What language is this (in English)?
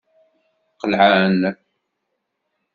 Kabyle